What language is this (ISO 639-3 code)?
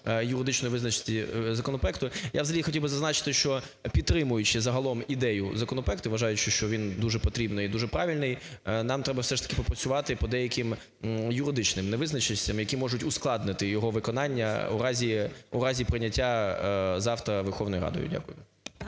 ukr